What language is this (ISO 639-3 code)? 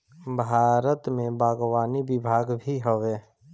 bho